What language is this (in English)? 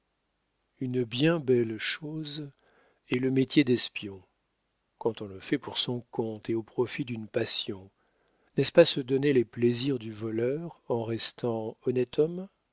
French